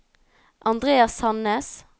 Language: Norwegian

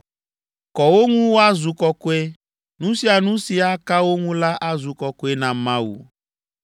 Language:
Ewe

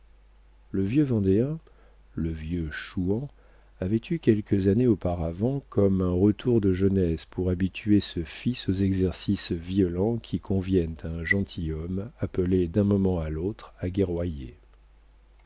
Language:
French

